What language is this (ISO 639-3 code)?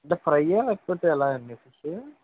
tel